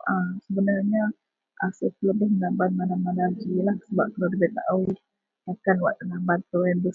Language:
Central Melanau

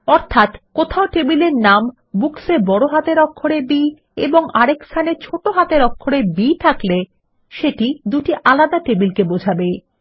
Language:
Bangla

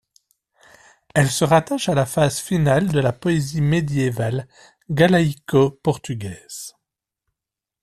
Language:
French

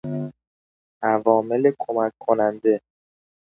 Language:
Persian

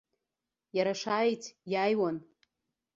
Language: Abkhazian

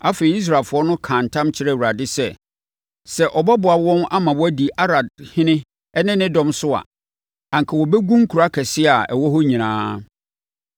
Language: Akan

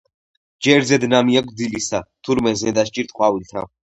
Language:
Georgian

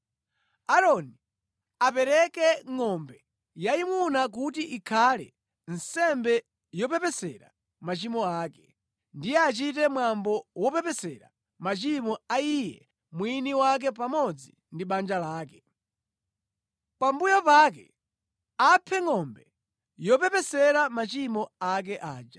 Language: Nyanja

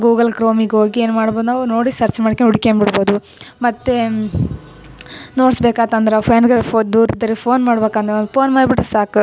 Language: Kannada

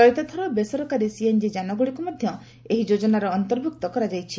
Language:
Odia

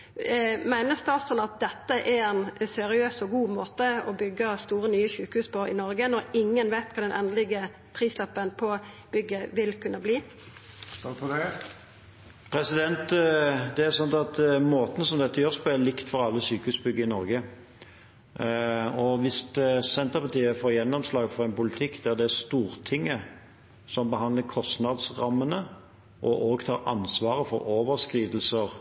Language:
Norwegian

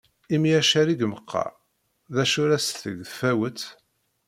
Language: Kabyle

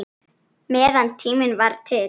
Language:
Icelandic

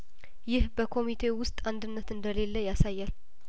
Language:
Amharic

